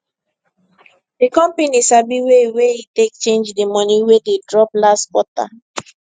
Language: Nigerian Pidgin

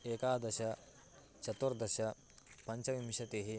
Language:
Sanskrit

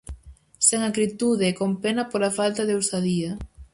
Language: Galician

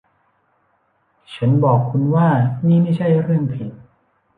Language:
Thai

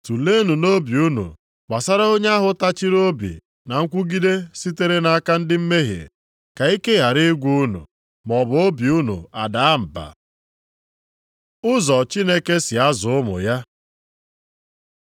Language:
Igbo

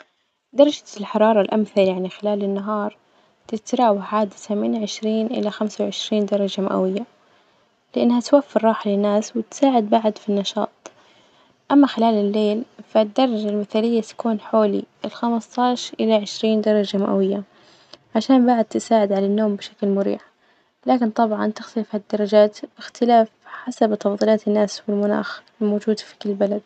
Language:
Najdi Arabic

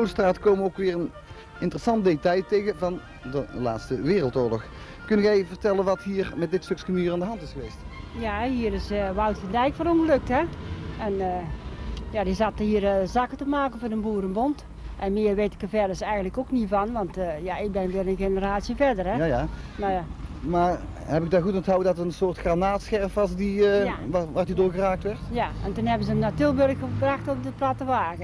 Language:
Dutch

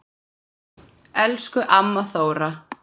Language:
Icelandic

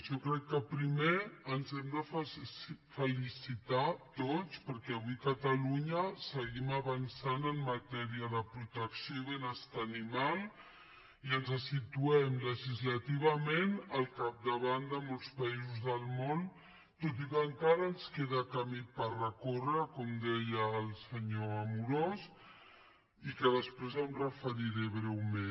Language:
Catalan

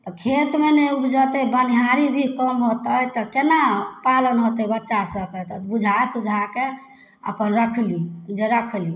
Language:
Maithili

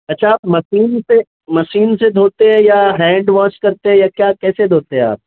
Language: Urdu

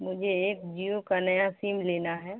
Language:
Urdu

